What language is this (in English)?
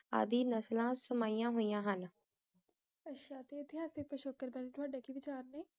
Punjabi